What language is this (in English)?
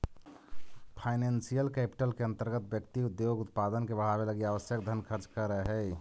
Magahi